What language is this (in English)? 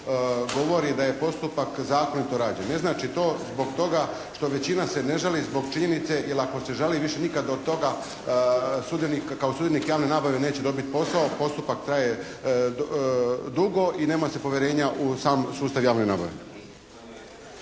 Croatian